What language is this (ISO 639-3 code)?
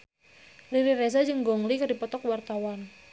sun